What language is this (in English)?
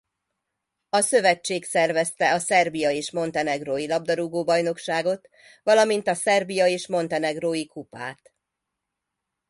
Hungarian